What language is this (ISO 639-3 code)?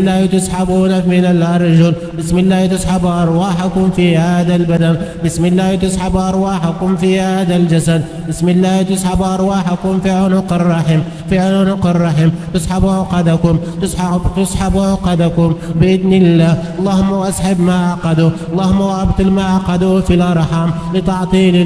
ara